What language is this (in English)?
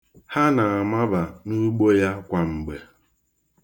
Igbo